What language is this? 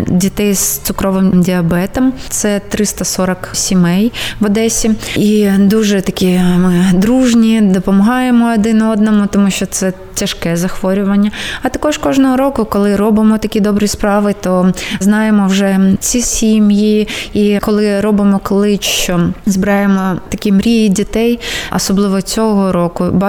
Ukrainian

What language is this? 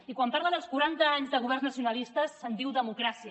Catalan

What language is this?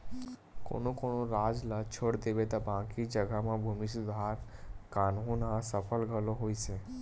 Chhattisgarhi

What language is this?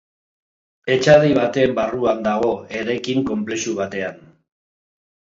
Basque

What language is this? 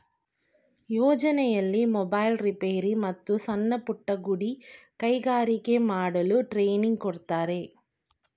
Kannada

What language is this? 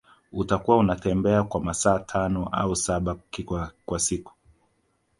Swahili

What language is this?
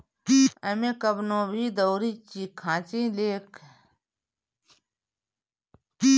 Bhojpuri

